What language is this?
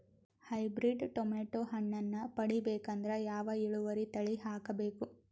Kannada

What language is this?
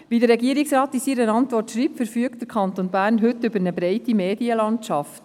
Swiss German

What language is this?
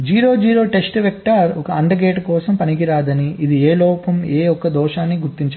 Telugu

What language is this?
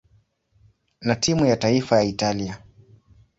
Swahili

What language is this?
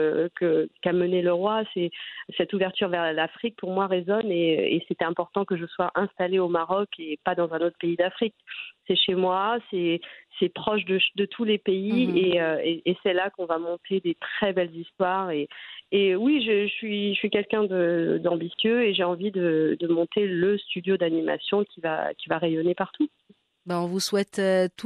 French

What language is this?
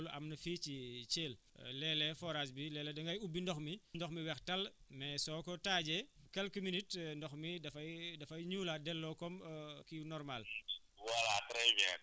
Wolof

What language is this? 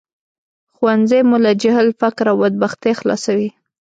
Pashto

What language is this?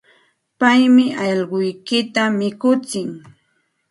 Santa Ana de Tusi Pasco Quechua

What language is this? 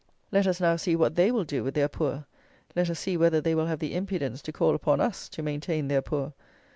English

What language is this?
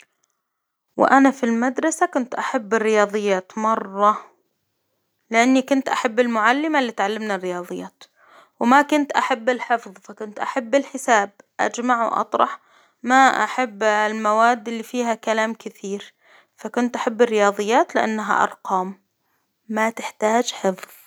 Hijazi Arabic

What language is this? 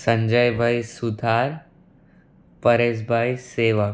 Gujarati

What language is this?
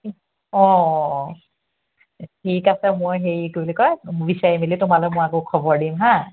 Assamese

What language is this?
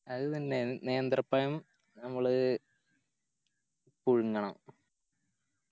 Malayalam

